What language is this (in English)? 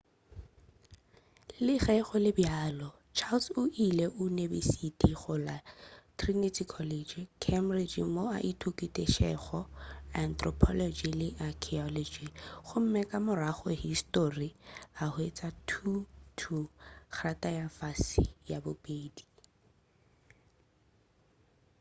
Northern Sotho